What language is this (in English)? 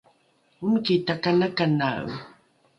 Rukai